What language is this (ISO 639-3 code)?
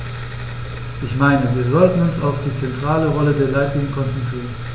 deu